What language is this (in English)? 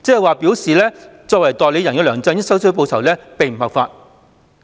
Cantonese